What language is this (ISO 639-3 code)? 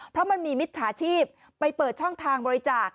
tha